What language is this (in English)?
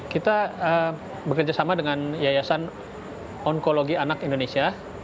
Indonesian